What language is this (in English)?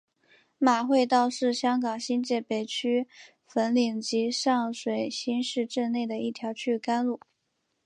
Chinese